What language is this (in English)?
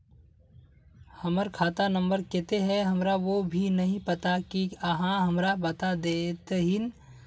Magahi